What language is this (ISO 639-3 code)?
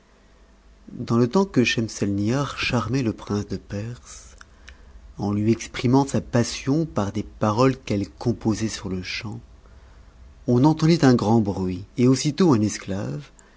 fra